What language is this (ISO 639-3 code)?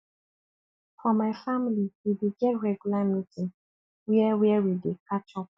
pcm